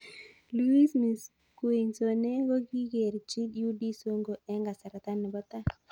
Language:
Kalenjin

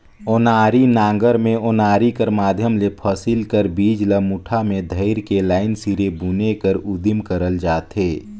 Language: Chhattisgarhi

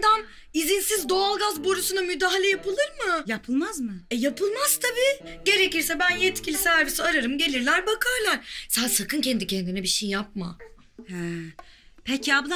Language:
Turkish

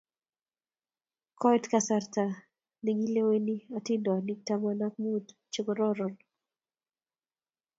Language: Kalenjin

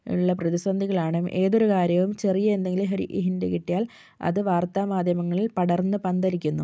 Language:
Malayalam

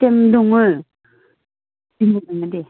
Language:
Bodo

